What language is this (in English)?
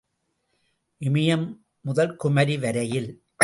Tamil